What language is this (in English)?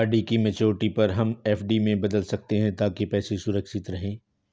Hindi